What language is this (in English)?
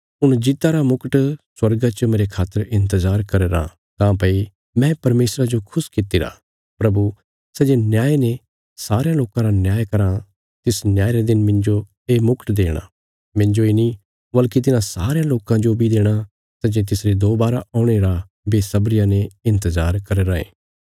Bilaspuri